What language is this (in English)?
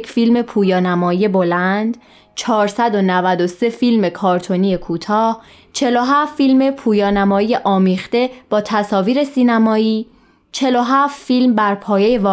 Persian